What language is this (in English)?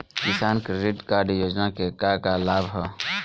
Bhojpuri